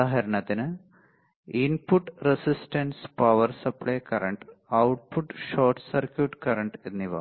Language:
Malayalam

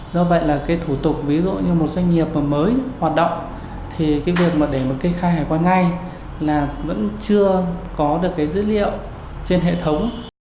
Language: Vietnamese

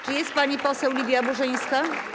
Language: Polish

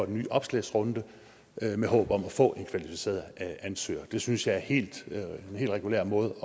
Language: Danish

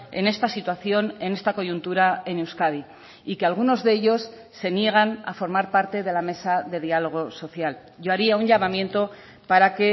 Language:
Spanish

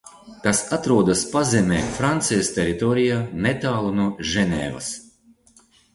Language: Latvian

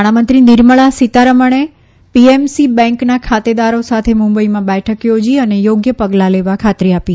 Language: Gujarati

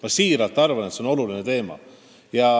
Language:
Estonian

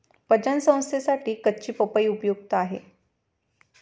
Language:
Marathi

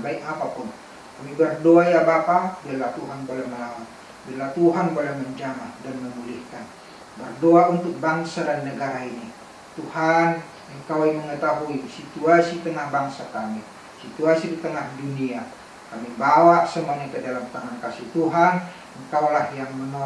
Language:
Indonesian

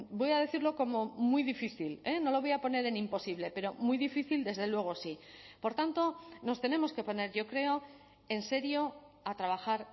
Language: Spanish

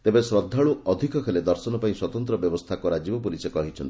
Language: Odia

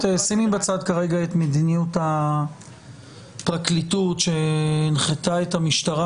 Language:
Hebrew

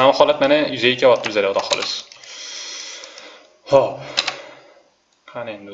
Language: Turkish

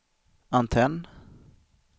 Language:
Swedish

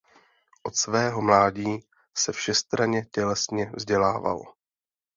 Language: Czech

